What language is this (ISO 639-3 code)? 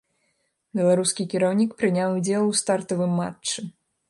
bel